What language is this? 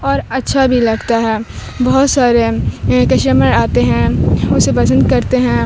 Urdu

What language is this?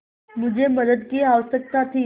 Hindi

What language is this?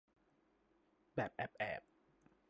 Thai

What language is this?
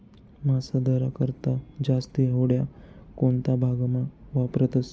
Marathi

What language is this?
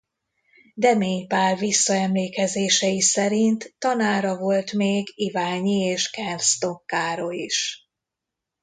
Hungarian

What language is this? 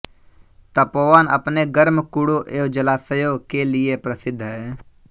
Hindi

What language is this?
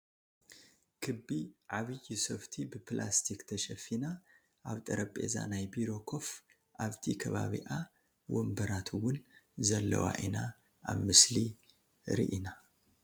Tigrinya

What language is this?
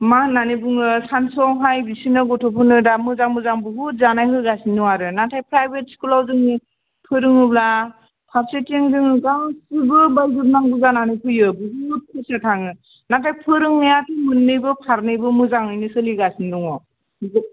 Bodo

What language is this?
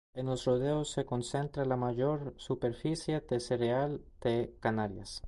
Spanish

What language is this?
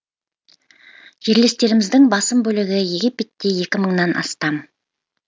Kazakh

